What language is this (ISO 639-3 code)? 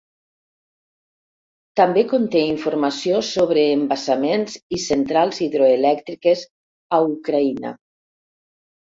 cat